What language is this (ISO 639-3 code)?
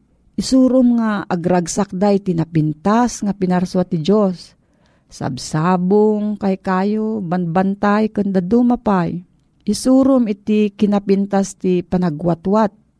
fil